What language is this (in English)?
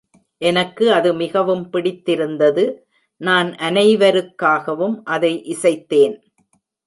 Tamil